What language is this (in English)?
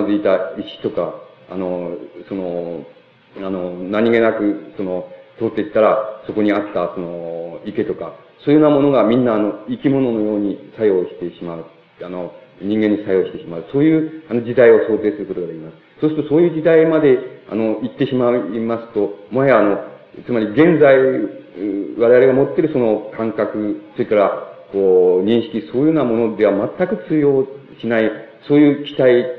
Japanese